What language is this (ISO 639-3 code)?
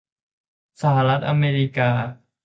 tha